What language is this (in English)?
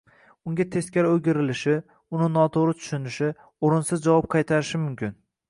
Uzbek